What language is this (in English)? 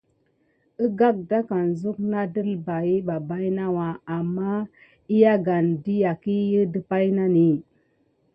Gidar